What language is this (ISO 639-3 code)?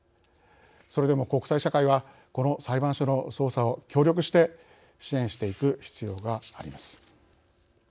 jpn